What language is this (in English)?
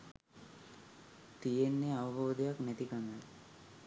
Sinhala